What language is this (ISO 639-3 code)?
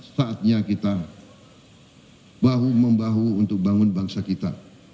ind